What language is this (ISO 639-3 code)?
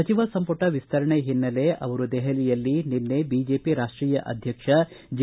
kan